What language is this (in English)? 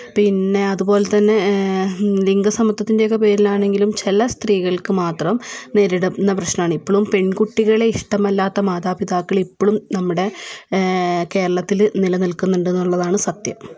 Malayalam